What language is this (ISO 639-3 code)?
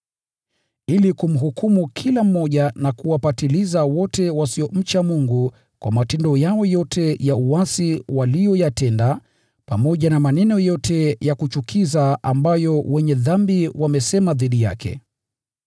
swa